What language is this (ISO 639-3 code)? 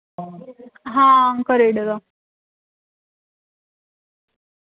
doi